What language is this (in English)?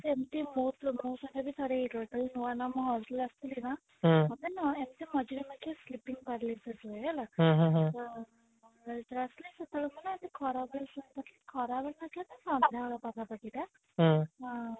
Odia